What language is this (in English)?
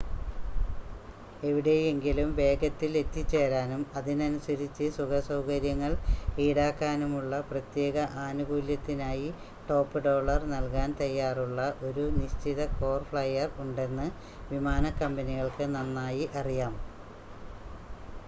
Malayalam